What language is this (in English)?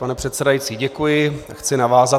Czech